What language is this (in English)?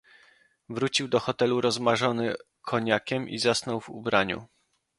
Polish